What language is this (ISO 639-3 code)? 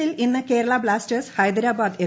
mal